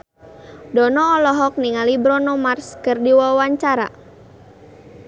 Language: Sundanese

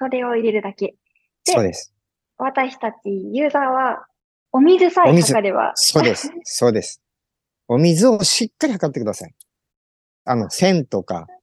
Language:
Japanese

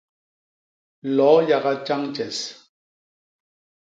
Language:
Basaa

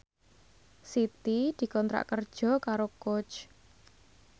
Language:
Javanese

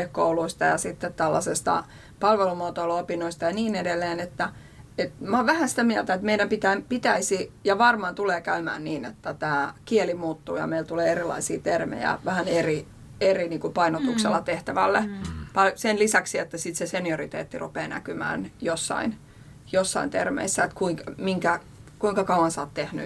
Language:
Finnish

